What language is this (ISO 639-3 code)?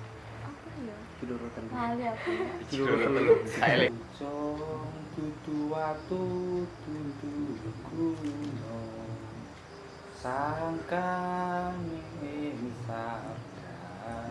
ind